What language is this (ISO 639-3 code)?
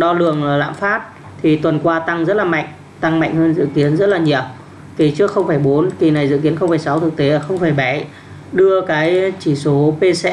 vie